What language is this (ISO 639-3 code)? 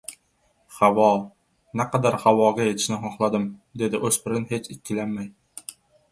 uzb